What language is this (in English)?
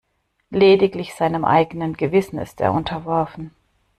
German